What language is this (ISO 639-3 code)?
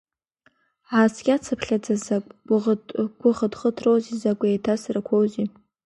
abk